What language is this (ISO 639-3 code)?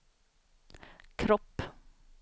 swe